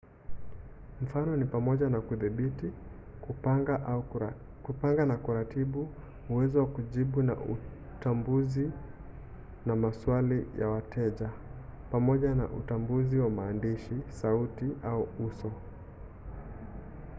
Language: Swahili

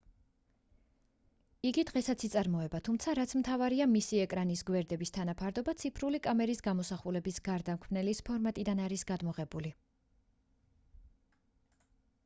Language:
Georgian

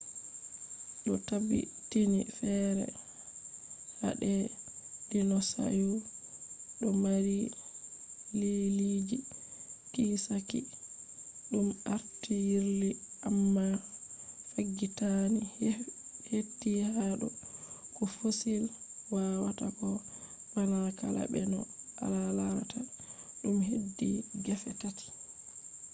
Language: Fula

